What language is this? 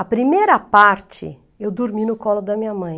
Portuguese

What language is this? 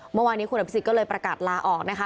Thai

